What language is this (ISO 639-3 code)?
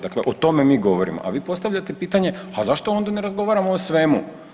hrv